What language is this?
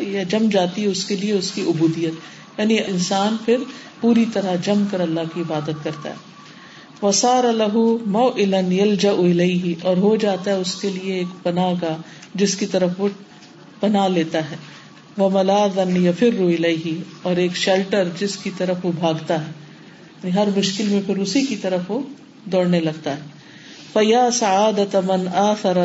Urdu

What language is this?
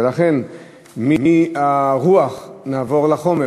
Hebrew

